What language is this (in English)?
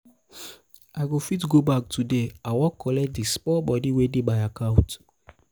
Nigerian Pidgin